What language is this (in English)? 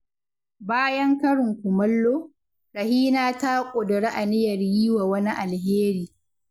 Hausa